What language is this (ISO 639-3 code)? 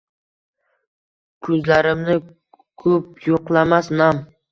uzb